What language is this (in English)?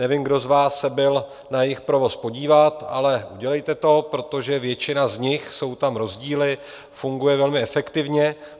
Czech